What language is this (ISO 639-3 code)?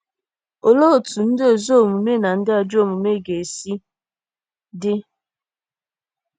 ibo